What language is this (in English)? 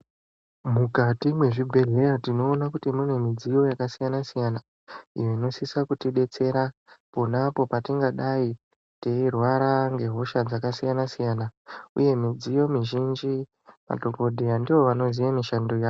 Ndau